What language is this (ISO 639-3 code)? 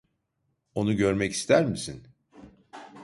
tur